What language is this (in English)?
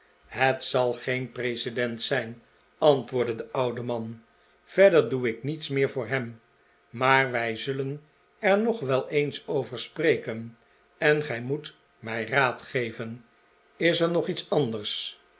Dutch